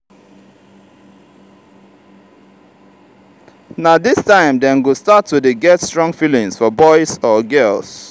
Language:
Nigerian Pidgin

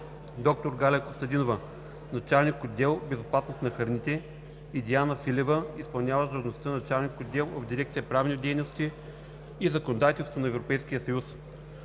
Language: Bulgarian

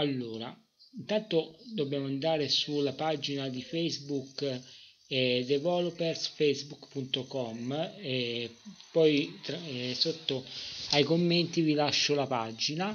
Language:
Italian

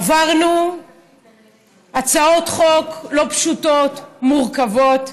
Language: Hebrew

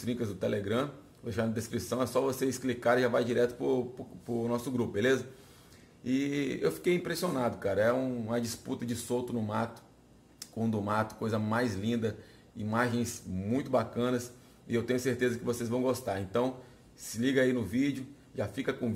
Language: Portuguese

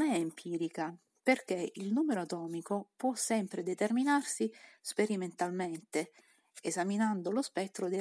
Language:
Italian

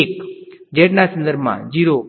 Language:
Gujarati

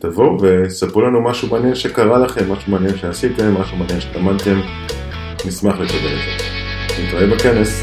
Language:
Hebrew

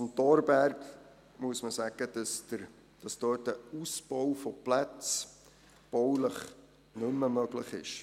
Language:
Swiss German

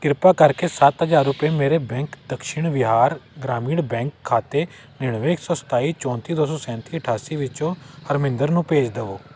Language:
Punjabi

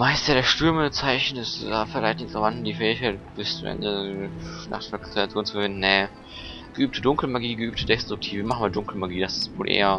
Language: German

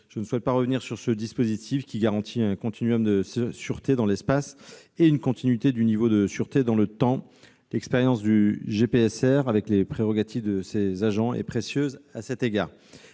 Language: French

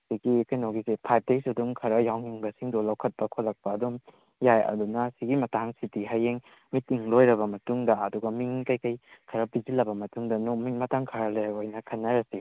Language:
Manipuri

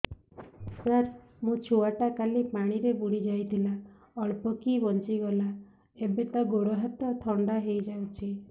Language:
Odia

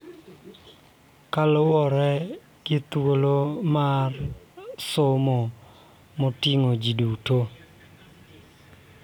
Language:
Luo (Kenya and Tanzania)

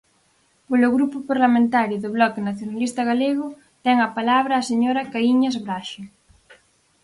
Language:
Galician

